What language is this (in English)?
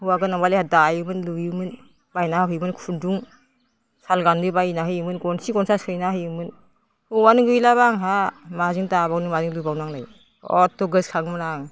Bodo